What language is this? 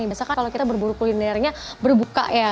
Indonesian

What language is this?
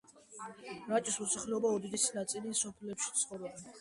Georgian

